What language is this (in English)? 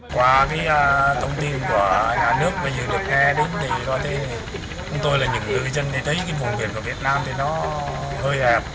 Vietnamese